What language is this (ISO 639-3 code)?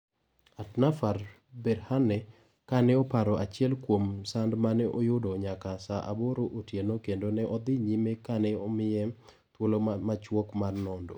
luo